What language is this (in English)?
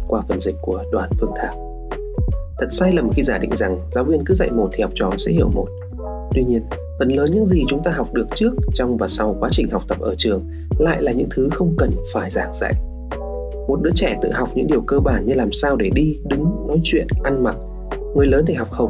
Vietnamese